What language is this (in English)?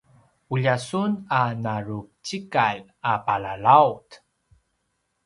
Paiwan